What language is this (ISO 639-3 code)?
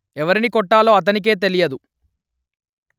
tel